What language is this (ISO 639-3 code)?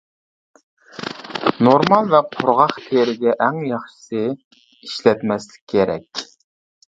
uig